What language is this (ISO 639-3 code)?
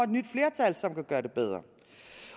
dan